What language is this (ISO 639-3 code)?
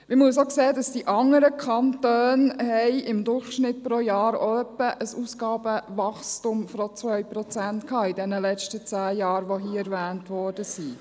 gsw